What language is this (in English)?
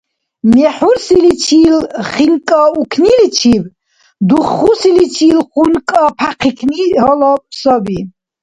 Dargwa